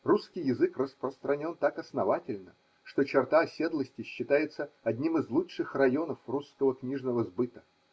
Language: Russian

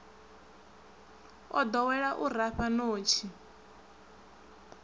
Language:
Venda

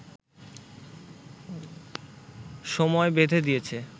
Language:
Bangla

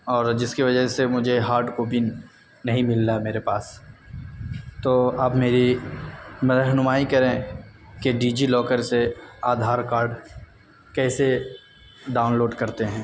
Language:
Urdu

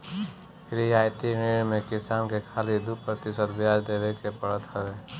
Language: Bhojpuri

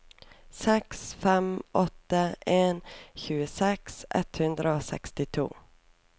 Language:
Norwegian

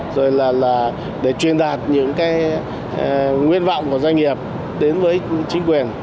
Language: Vietnamese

